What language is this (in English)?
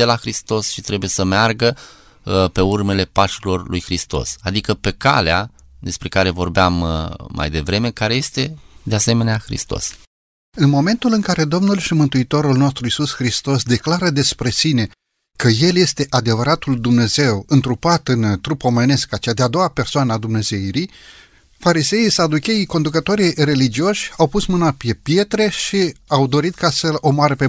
Romanian